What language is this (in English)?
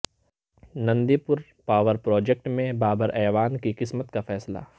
Urdu